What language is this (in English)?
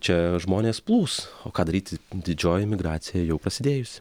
Lithuanian